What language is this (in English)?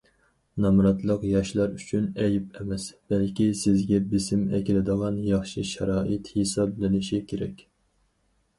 Uyghur